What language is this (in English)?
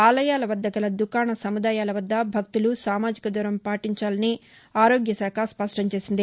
Telugu